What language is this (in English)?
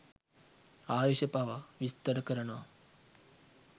Sinhala